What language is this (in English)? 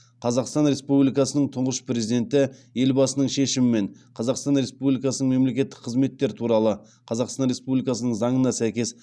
Kazakh